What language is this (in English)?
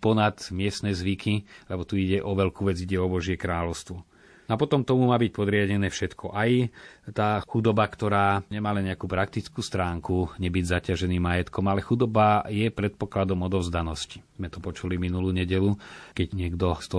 Slovak